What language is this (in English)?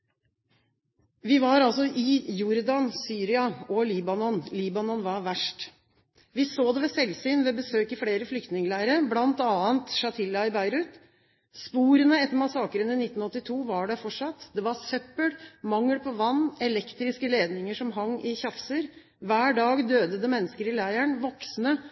Norwegian Bokmål